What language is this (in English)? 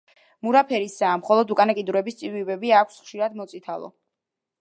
Georgian